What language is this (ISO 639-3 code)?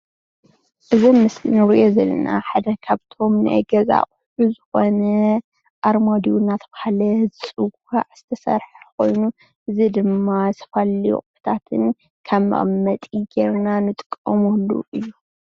tir